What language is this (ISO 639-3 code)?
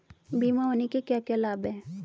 hin